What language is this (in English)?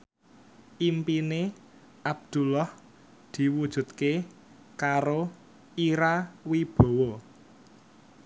Javanese